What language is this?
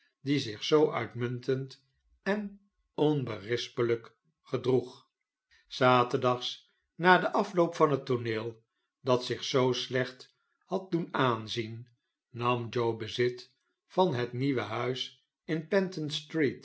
Dutch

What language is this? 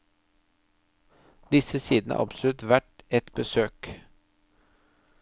Norwegian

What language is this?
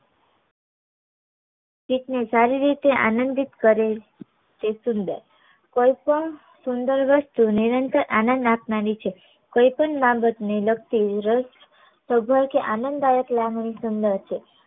Gujarati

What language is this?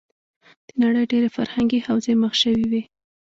Pashto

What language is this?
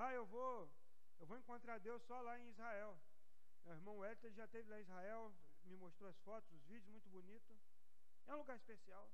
Portuguese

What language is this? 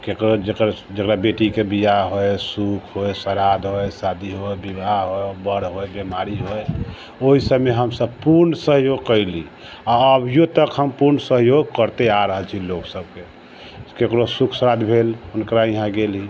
Maithili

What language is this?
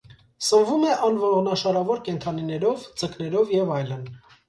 Armenian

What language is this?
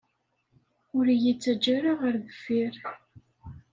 Kabyle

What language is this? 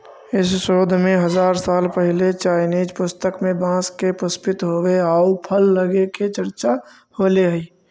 Magahi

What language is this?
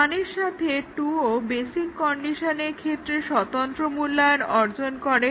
Bangla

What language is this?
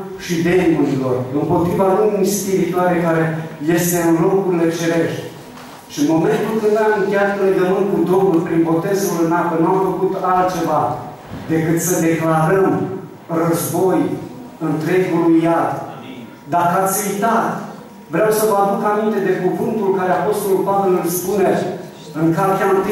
Romanian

